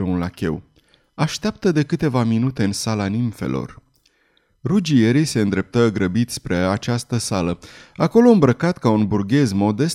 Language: Romanian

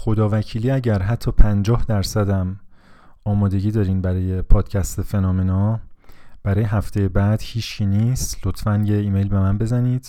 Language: Persian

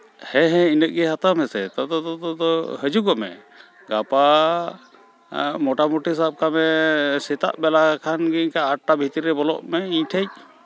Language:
Santali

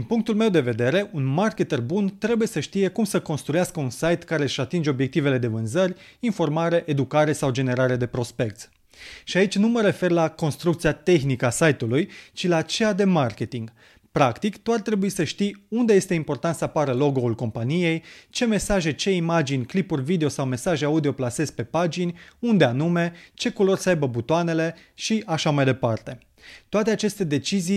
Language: Romanian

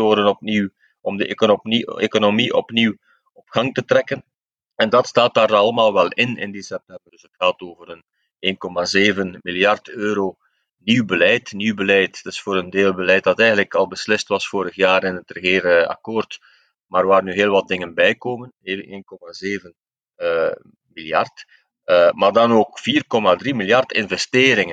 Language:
Dutch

